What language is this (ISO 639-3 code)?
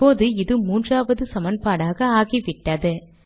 tam